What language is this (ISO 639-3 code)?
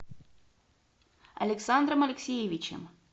rus